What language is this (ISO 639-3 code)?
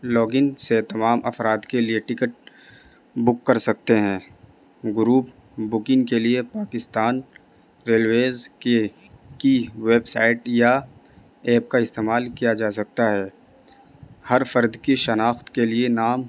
urd